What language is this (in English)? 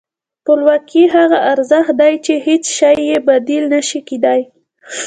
Pashto